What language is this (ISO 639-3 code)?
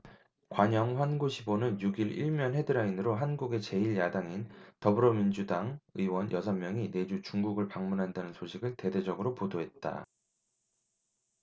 kor